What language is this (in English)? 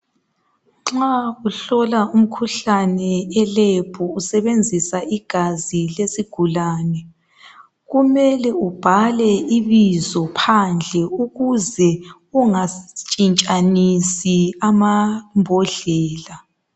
North Ndebele